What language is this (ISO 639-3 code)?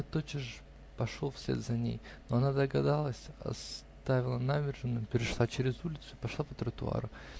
rus